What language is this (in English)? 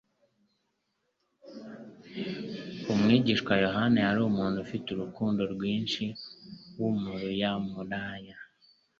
Kinyarwanda